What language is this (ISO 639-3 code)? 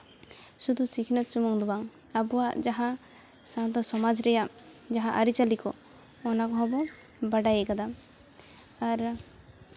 sat